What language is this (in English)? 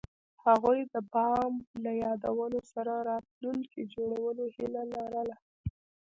Pashto